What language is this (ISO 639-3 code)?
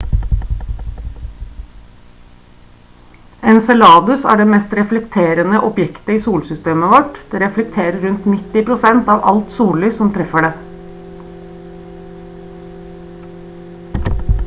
nob